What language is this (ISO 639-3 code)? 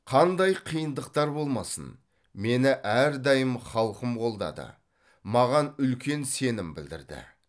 kaz